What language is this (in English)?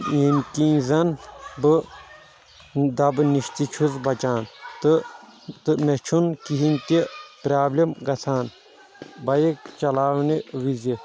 Kashmiri